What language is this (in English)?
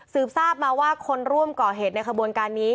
Thai